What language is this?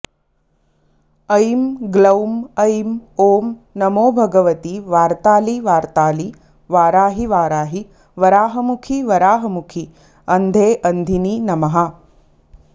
Sanskrit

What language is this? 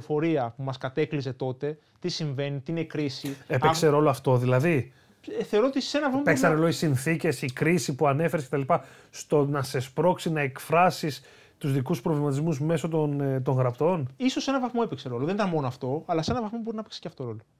Greek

